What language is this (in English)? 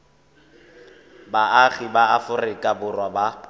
Tswana